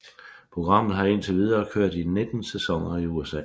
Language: Danish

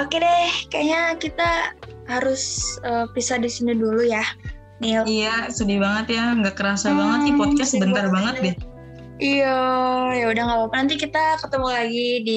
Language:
Indonesian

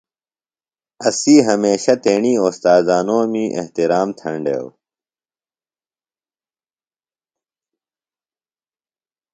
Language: Phalura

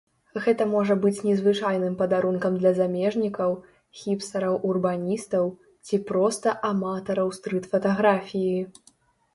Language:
Belarusian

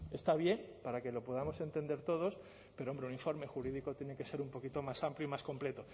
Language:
Spanish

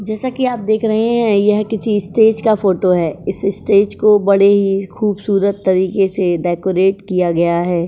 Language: Hindi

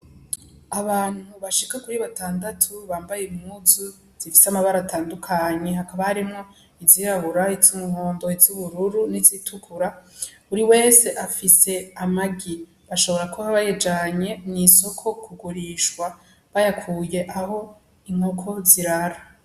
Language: Rundi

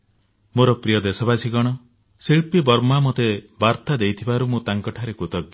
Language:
Odia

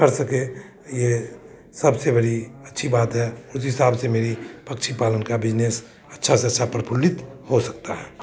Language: Hindi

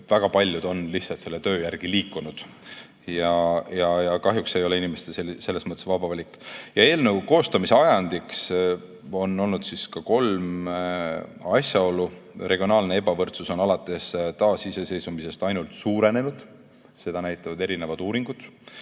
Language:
Estonian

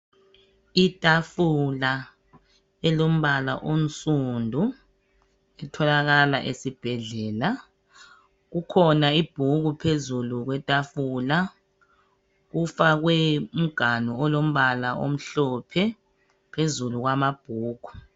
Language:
North Ndebele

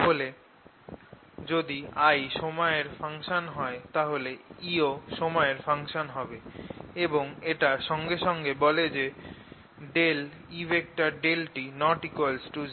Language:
Bangla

